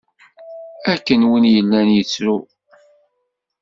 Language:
Kabyle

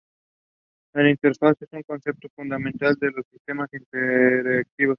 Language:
Spanish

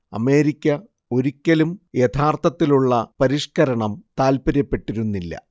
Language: Malayalam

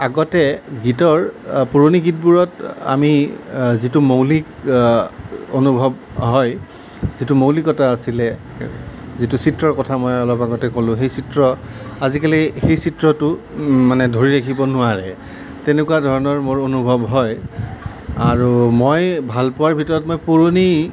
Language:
Assamese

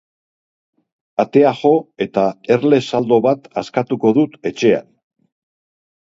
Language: Basque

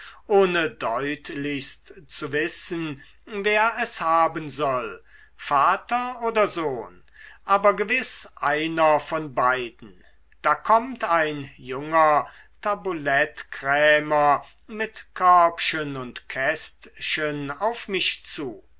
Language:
German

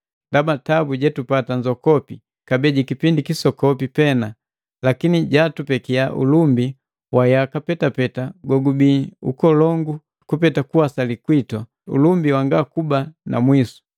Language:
Matengo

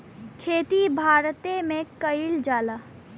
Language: Bhojpuri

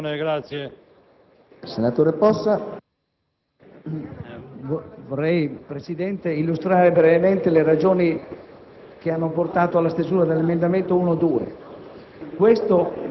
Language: Italian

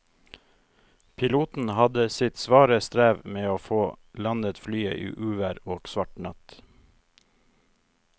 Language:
Norwegian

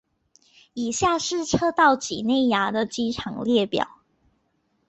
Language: Chinese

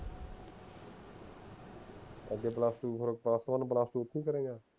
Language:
Punjabi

